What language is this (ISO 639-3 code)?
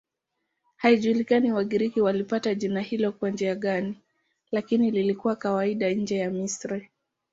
swa